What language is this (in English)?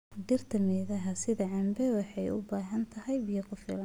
Somali